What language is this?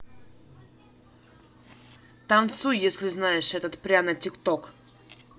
Russian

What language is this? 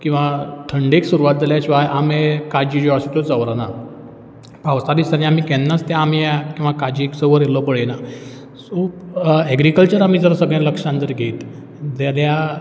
Konkani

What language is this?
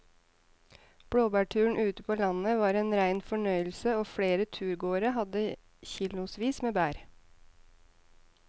Norwegian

